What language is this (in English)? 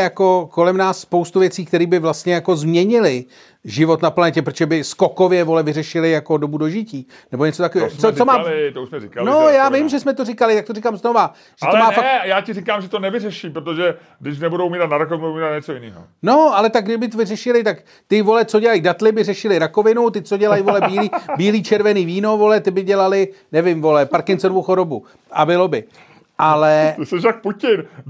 Czech